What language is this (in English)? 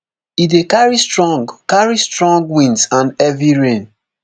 Nigerian Pidgin